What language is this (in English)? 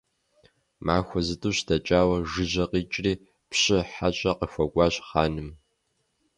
Kabardian